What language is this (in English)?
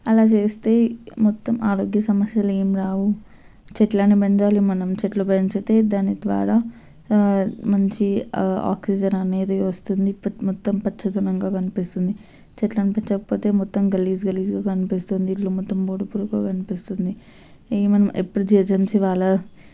Telugu